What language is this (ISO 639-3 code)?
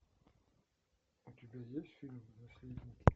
rus